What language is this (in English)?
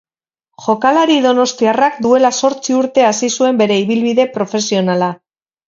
Basque